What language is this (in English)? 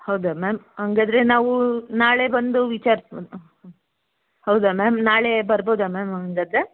Kannada